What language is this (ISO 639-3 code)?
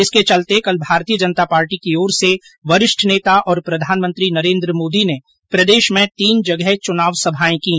hin